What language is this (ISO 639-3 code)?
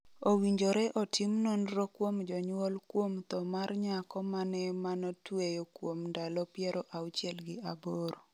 luo